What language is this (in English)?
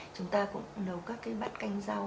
Vietnamese